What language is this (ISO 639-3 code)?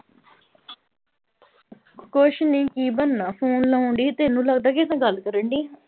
pan